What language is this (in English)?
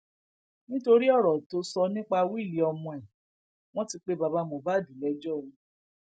Yoruba